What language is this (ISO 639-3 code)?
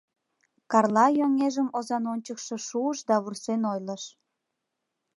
chm